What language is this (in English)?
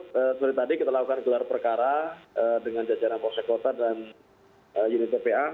Indonesian